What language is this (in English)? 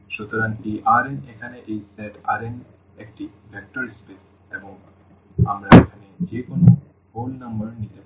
Bangla